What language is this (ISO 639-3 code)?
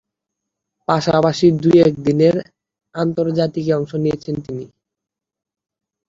ben